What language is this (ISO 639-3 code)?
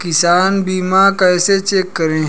hin